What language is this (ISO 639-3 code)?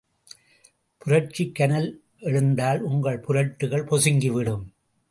tam